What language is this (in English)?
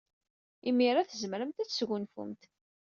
Kabyle